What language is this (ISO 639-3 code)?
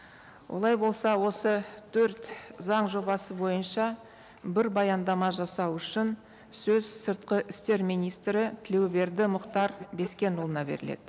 kaz